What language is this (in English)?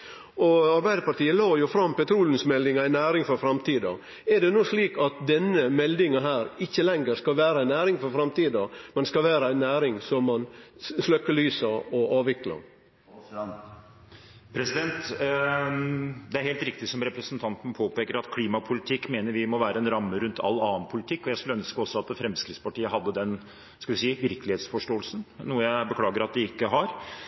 Norwegian